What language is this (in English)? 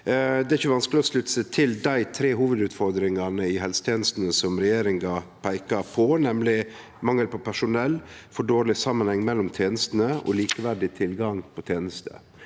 Norwegian